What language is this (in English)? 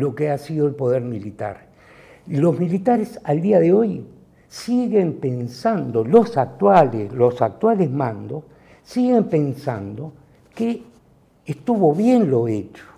Spanish